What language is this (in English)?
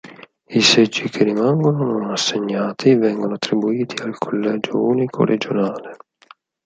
Italian